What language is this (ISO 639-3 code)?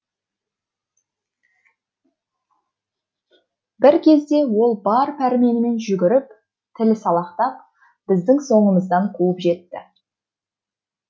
kaz